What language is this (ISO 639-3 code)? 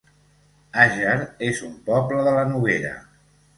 cat